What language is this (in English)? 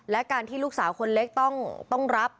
Thai